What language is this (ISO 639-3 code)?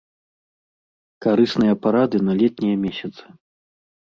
bel